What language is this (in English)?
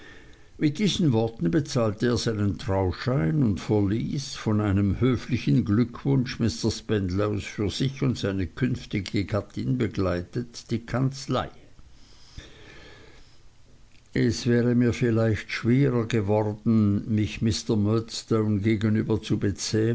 German